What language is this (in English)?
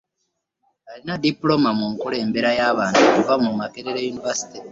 Ganda